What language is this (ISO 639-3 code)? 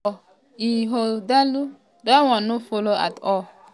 pcm